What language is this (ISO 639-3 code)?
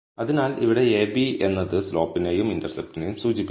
mal